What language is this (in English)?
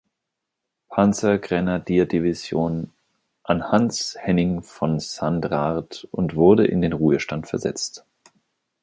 German